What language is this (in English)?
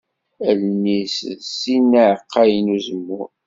Kabyle